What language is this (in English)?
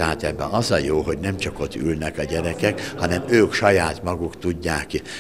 Hungarian